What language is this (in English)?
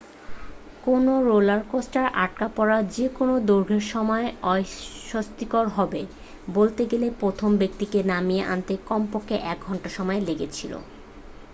Bangla